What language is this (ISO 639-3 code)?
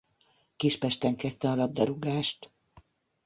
hun